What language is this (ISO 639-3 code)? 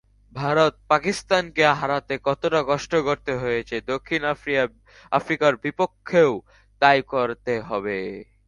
ben